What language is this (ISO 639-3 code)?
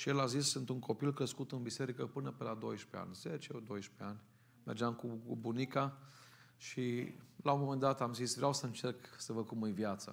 ron